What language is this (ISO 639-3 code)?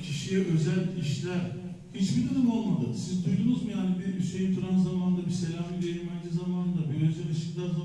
tur